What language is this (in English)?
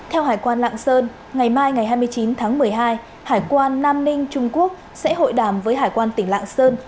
Vietnamese